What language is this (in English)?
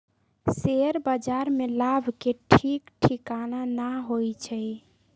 Magahi